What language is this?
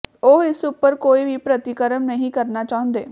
Punjabi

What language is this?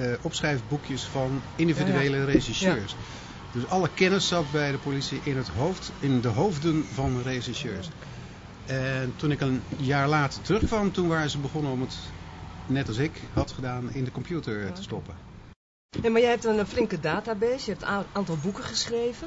Dutch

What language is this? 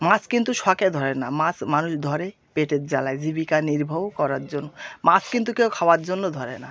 Bangla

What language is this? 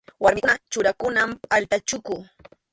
Arequipa-La Unión Quechua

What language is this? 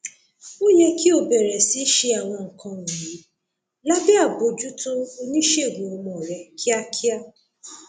Yoruba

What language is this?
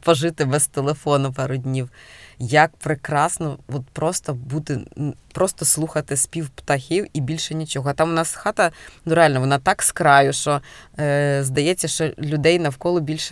Ukrainian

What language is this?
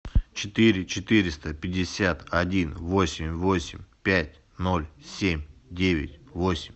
Russian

